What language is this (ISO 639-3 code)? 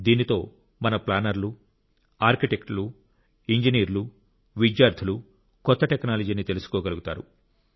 tel